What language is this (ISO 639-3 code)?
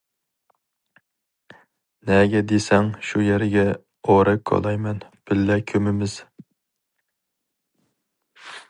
uig